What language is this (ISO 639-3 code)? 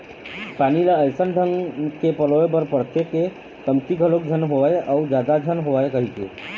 hne